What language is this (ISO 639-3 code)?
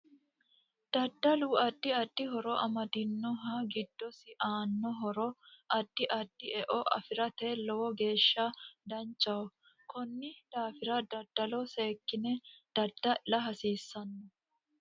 sid